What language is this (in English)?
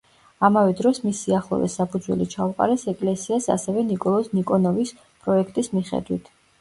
Georgian